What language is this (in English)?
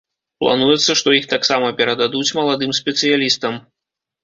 Belarusian